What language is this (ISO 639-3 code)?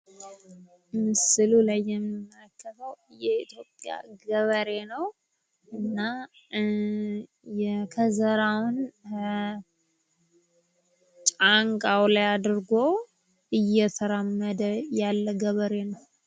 amh